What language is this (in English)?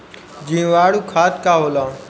Bhojpuri